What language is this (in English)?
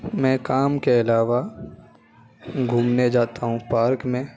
Urdu